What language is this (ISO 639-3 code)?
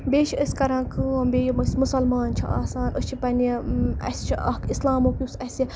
kas